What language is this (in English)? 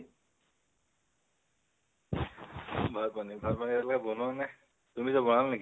Assamese